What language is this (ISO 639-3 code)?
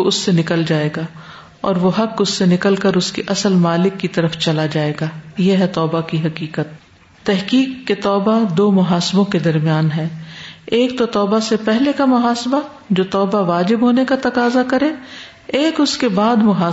urd